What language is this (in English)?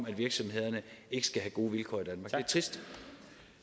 Danish